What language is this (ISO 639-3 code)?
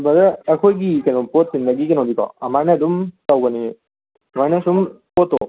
mni